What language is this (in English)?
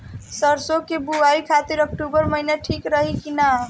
Bhojpuri